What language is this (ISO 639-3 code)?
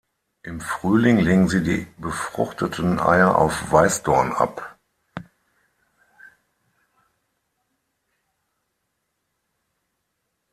deu